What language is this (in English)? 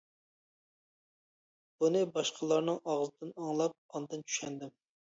Uyghur